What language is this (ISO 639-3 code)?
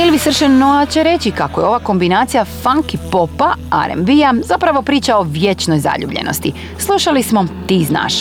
hrv